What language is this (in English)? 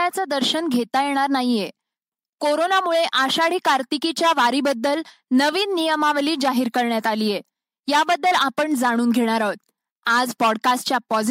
Marathi